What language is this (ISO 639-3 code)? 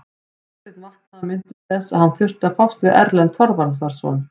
isl